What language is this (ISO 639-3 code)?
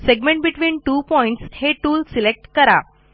mar